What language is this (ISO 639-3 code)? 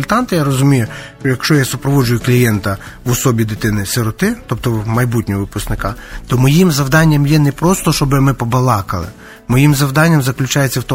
ukr